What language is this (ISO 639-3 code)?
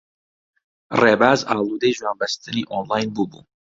ckb